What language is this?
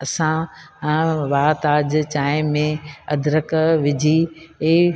Sindhi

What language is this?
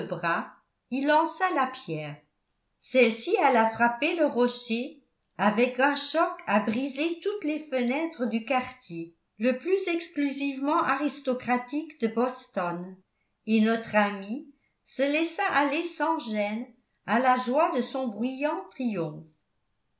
French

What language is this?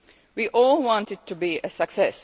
English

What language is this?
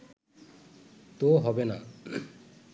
Bangla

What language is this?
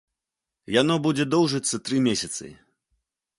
Belarusian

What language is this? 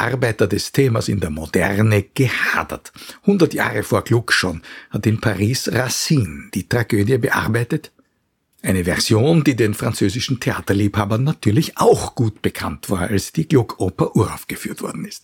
German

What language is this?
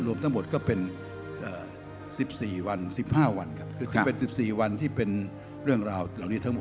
Thai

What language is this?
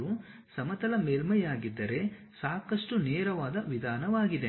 Kannada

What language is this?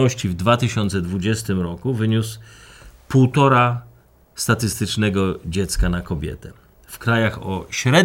Polish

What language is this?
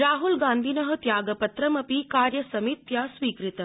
Sanskrit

